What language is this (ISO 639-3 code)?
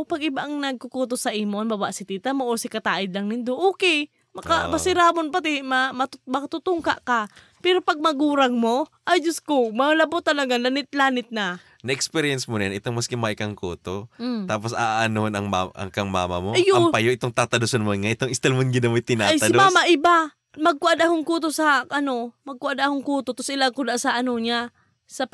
fil